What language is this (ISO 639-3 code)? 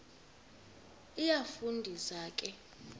xho